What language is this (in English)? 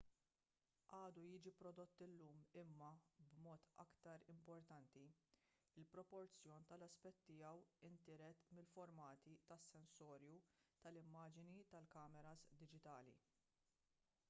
Maltese